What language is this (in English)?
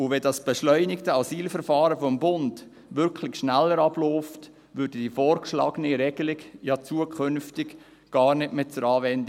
Swiss German